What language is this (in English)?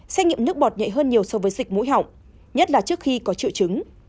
Vietnamese